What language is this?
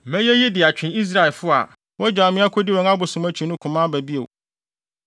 Akan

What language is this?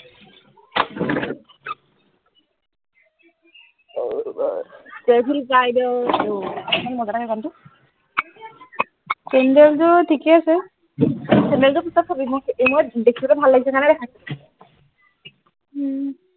Assamese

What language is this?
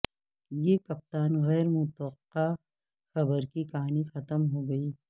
Urdu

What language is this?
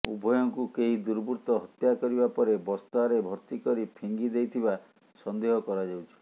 Odia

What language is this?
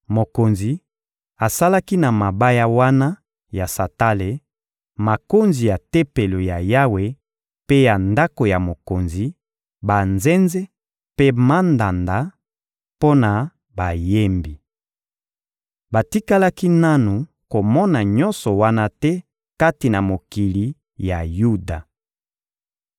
Lingala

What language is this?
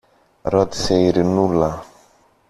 Greek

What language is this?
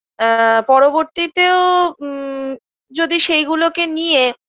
Bangla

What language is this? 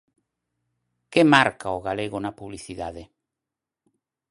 Galician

